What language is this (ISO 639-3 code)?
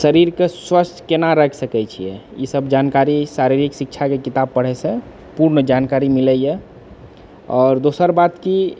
mai